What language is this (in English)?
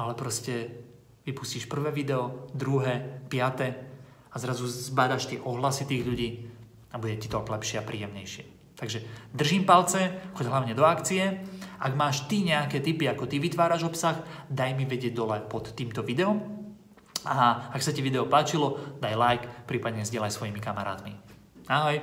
Slovak